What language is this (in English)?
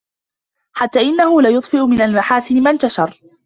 Arabic